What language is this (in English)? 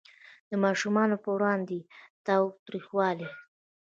Pashto